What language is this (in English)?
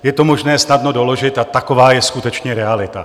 Czech